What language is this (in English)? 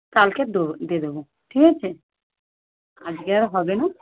Bangla